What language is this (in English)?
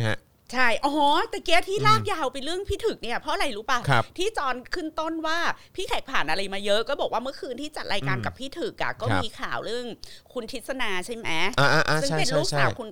Thai